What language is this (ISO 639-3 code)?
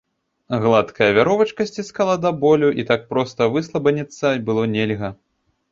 bel